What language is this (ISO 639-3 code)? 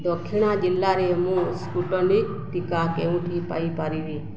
ori